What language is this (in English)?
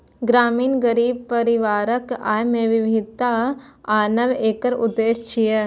Maithili